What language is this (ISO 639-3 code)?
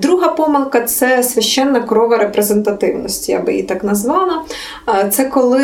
ukr